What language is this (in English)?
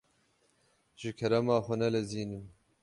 Kurdish